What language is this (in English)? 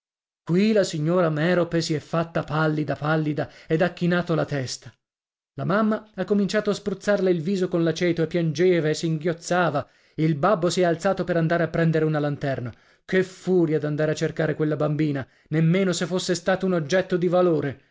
Italian